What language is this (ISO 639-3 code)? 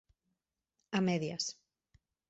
glg